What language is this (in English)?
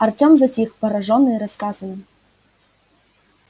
Russian